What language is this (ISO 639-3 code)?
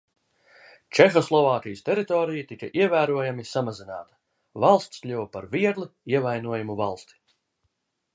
lav